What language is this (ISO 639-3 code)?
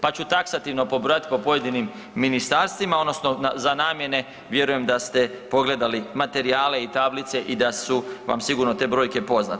hrv